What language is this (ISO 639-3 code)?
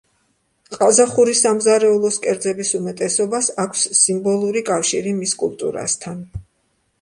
kat